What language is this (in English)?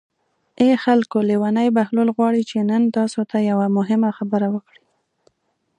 Pashto